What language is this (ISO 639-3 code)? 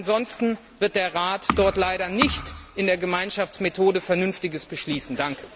deu